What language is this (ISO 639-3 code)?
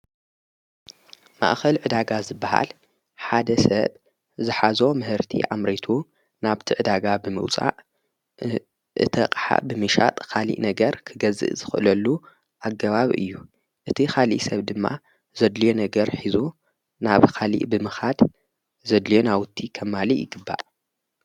tir